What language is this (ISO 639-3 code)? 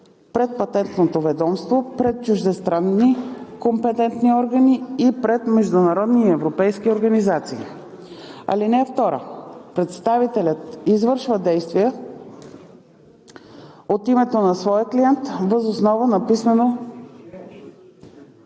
bul